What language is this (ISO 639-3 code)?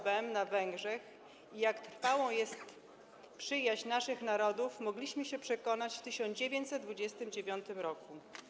pol